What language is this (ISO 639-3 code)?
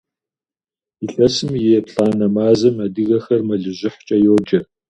kbd